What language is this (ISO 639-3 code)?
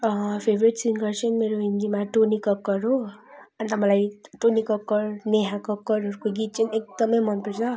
nep